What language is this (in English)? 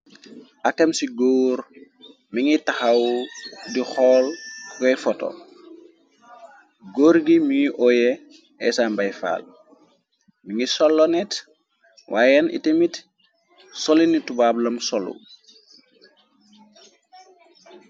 Wolof